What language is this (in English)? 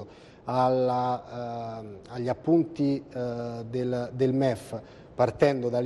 Italian